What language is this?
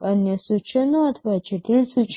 Gujarati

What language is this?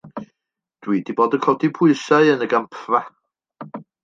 Welsh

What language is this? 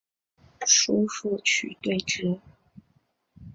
Chinese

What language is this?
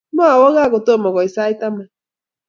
Kalenjin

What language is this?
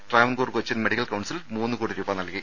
Malayalam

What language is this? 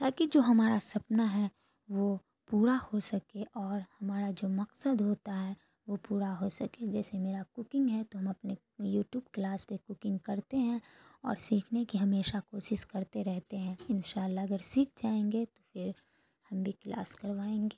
Urdu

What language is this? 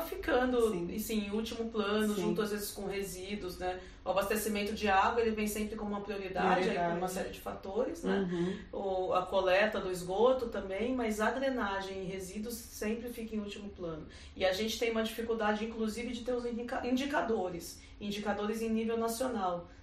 Portuguese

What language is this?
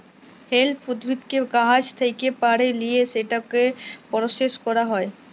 Bangla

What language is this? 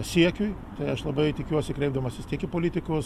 Lithuanian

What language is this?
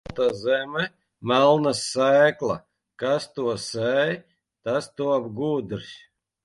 Latvian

